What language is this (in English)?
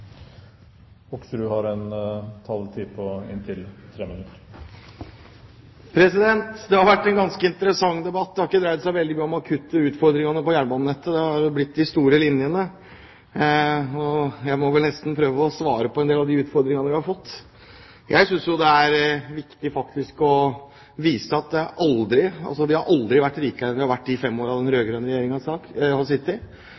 Norwegian